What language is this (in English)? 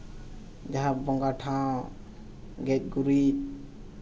Santali